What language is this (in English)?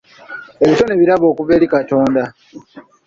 Ganda